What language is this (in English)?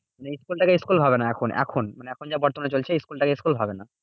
Bangla